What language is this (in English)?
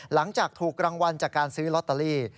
Thai